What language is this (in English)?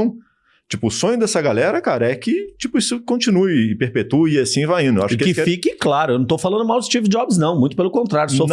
Portuguese